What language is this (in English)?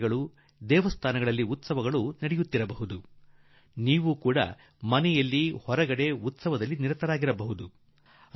Kannada